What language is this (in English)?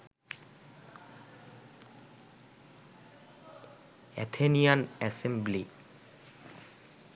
Bangla